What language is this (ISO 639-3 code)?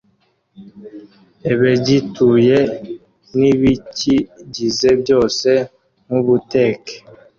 kin